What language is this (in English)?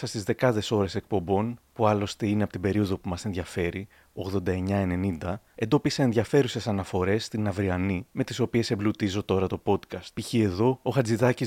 Greek